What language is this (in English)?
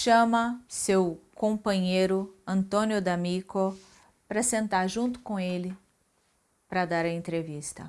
Portuguese